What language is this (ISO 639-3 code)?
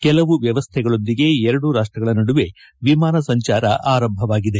kan